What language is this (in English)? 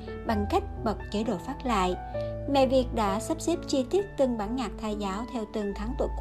Vietnamese